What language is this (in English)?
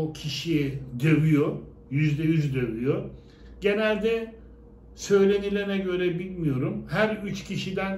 Turkish